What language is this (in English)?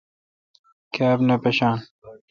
Kalkoti